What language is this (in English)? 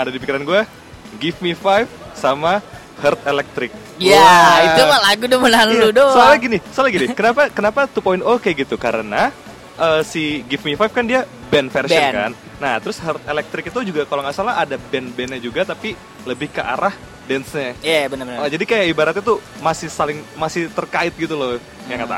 Indonesian